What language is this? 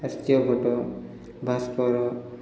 Odia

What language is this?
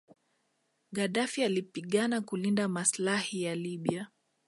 Swahili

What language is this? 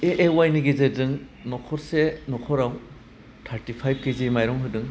Bodo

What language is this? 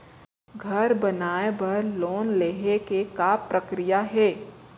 Chhattisgarhi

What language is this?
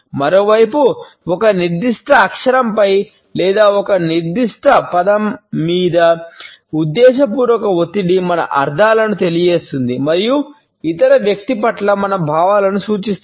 Telugu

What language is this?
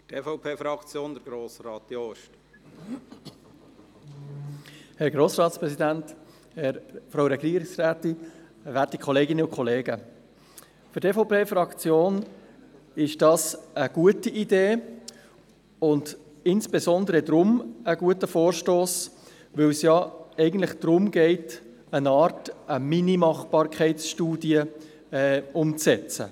Swiss German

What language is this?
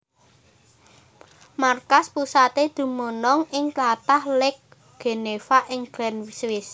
Javanese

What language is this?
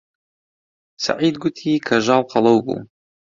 Central Kurdish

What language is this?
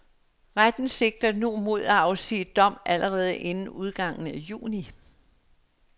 Danish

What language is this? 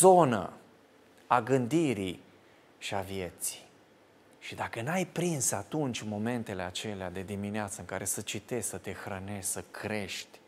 Romanian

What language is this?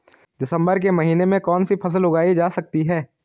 Hindi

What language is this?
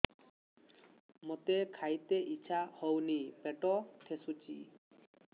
Odia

